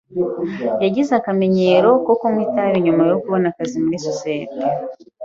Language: Kinyarwanda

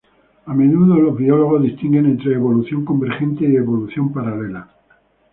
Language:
Spanish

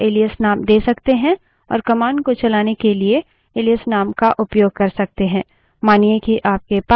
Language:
Hindi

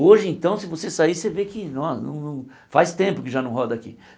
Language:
Portuguese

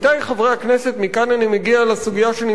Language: Hebrew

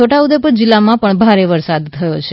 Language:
Gujarati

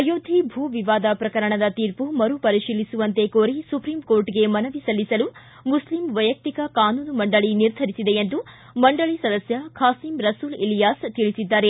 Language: Kannada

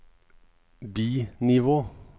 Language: Norwegian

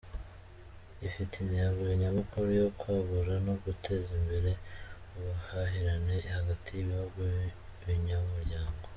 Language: Kinyarwanda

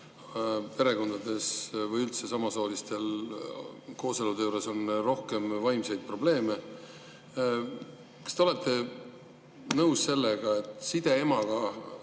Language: Estonian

